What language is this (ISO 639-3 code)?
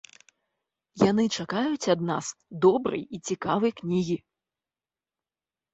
bel